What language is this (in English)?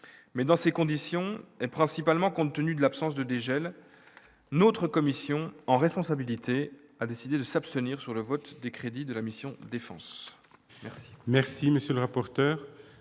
French